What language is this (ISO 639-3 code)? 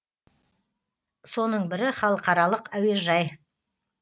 kaz